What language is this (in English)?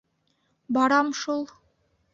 Bashkir